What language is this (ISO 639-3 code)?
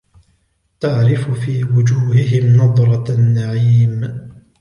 ara